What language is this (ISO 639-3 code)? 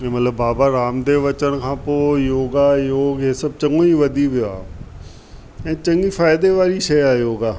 snd